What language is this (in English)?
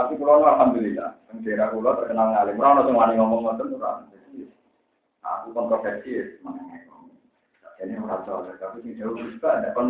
Indonesian